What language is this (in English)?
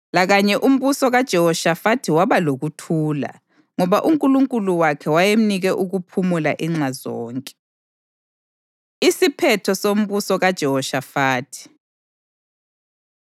North Ndebele